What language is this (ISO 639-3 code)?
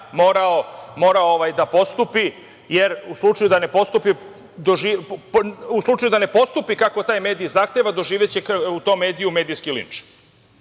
srp